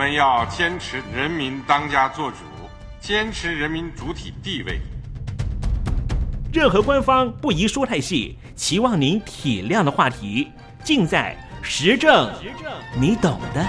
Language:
Chinese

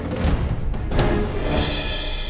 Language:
Indonesian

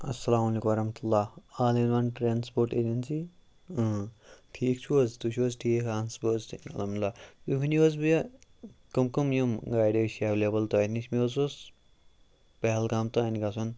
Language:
Kashmiri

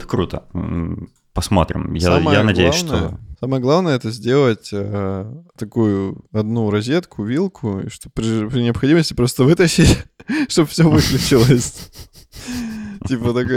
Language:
Russian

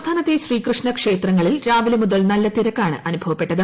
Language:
Malayalam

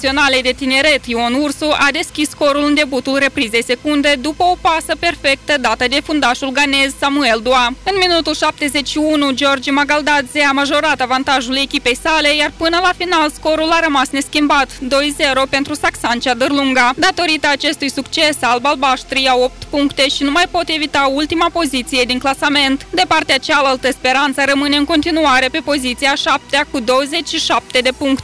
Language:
Romanian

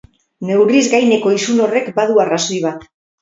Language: Basque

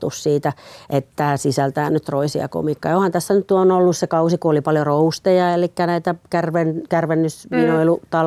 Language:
Finnish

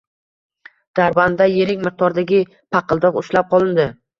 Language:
Uzbek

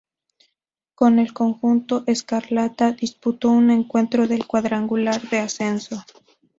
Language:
Spanish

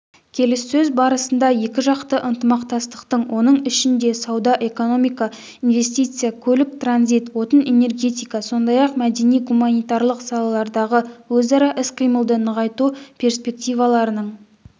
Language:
Kazakh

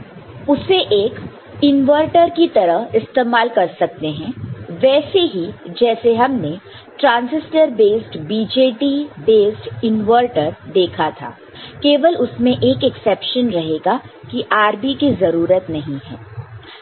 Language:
Hindi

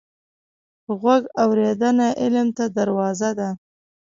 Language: Pashto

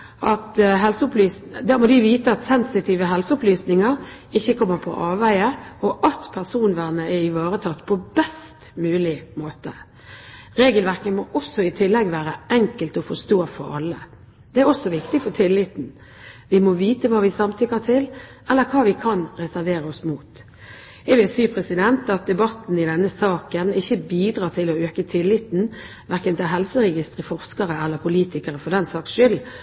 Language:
Norwegian Bokmål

